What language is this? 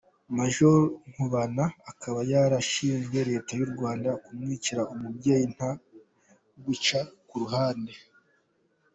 Kinyarwanda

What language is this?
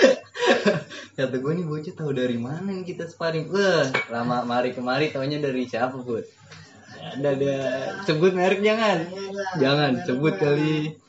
Indonesian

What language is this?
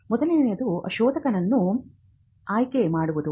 Kannada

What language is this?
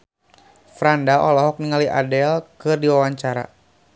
Sundanese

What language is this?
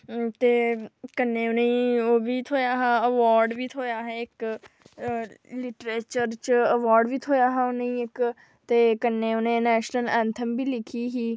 Dogri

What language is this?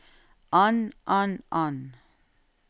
Norwegian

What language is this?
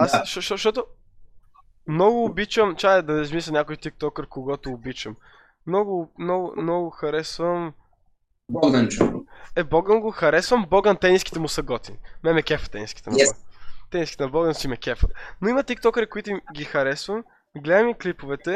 Bulgarian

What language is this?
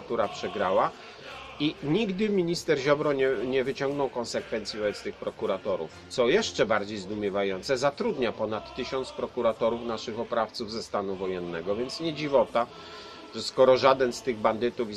Polish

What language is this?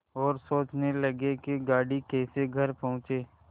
Hindi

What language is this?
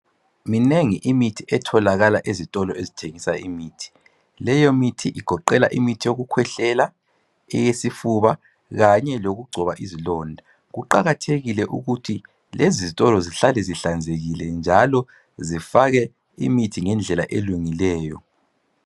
North Ndebele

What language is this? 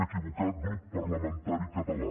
Catalan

